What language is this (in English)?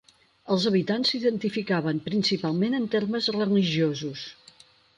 Catalan